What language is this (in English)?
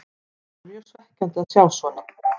Icelandic